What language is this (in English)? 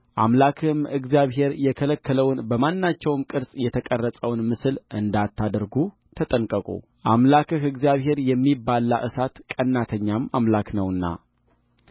Amharic